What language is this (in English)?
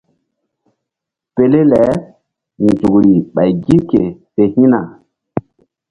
Mbum